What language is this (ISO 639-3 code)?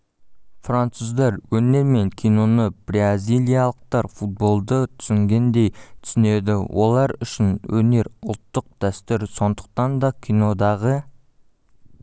kaz